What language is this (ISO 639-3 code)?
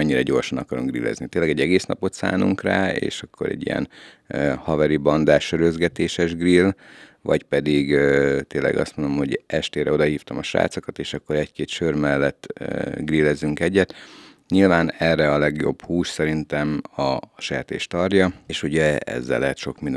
hun